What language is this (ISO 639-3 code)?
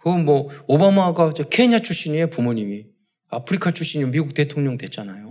kor